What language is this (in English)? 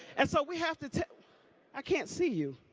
English